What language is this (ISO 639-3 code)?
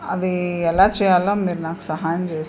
tel